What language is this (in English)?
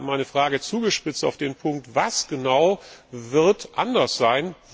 German